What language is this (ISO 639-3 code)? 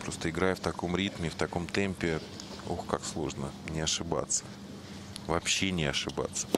rus